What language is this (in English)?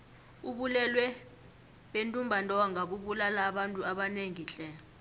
South Ndebele